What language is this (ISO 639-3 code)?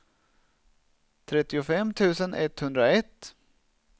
swe